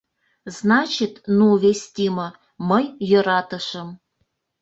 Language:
Mari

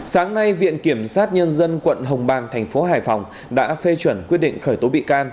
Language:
Vietnamese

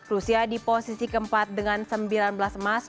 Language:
Indonesian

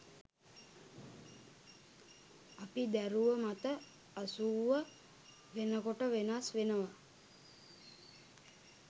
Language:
Sinhala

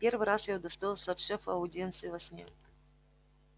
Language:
Russian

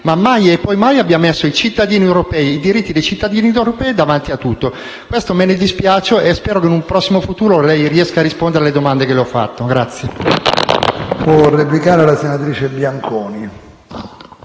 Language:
Italian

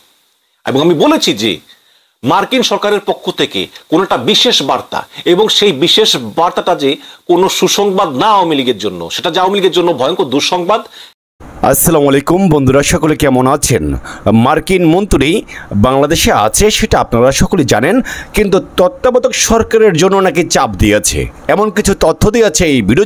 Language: Indonesian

